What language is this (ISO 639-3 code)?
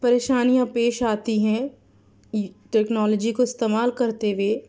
urd